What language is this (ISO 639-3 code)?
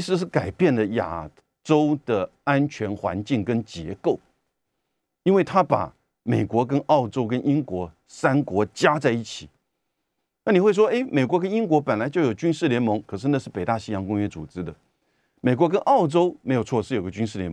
zho